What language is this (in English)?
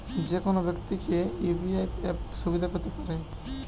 Bangla